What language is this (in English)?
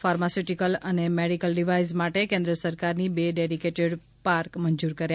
Gujarati